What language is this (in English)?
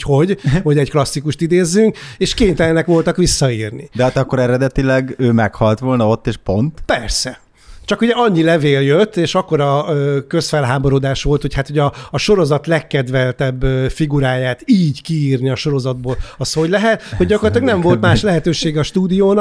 Hungarian